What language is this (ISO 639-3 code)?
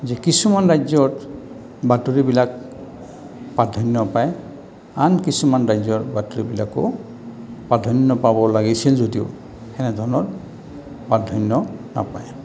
asm